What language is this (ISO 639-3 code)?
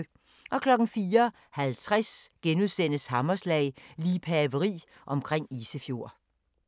dan